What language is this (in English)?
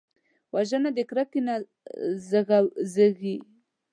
Pashto